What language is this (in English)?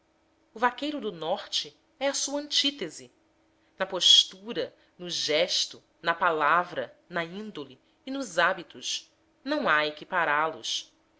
Portuguese